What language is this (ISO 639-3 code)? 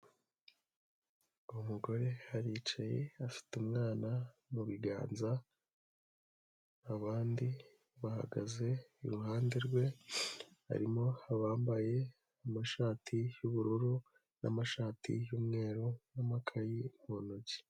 kin